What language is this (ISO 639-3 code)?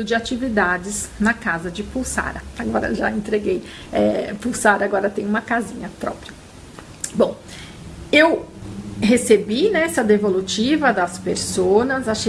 por